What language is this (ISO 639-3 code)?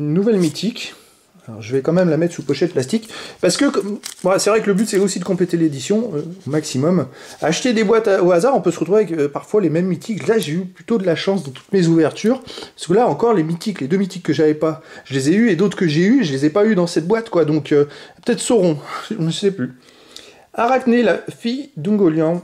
fra